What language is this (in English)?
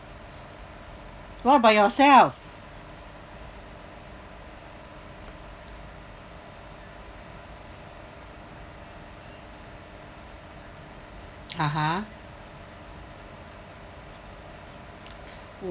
English